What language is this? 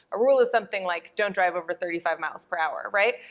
English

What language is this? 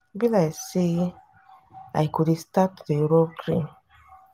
Nigerian Pidgin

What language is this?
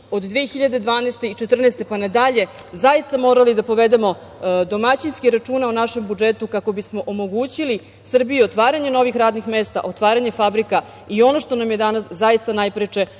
Serbian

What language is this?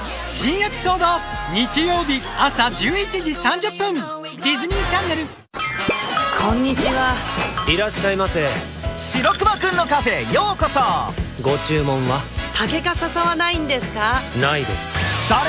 Japanese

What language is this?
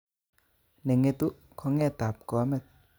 Kalenjin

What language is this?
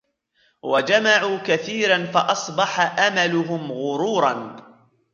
Arabic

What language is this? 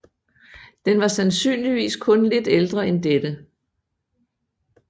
Danish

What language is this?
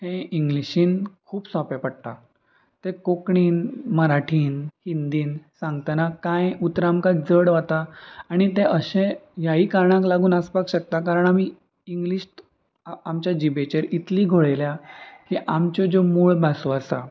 Konkani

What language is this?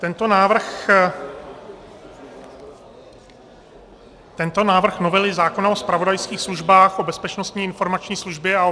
Czech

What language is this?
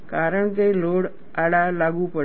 Gujarati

